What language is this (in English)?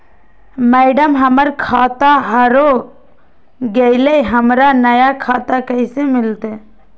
Magahi